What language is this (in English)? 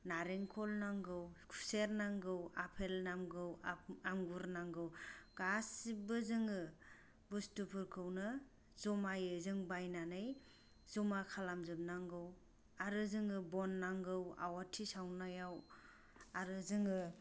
Bodo